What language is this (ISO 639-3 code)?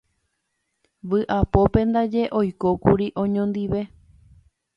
grn